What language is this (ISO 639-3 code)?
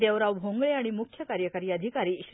mar